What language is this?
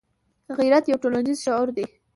Pashto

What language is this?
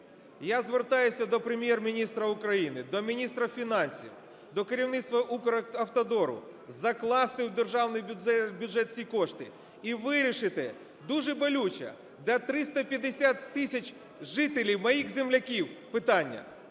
Ukrainian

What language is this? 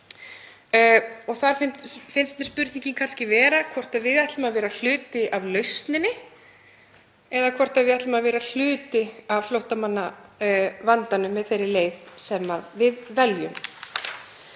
Icelandic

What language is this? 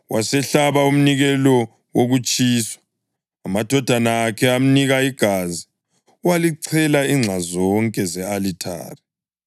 North Ndebele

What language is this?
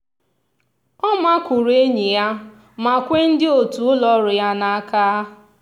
Igbo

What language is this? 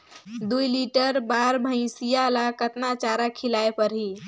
Chhattisgarhi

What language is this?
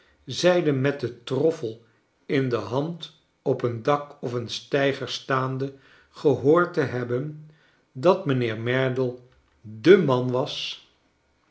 Dutch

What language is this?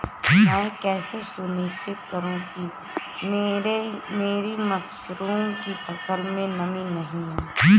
Hindi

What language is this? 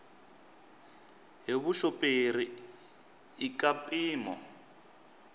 Tsonga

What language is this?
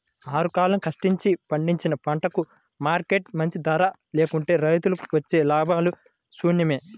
Telugu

